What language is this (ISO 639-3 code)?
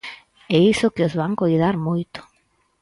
glg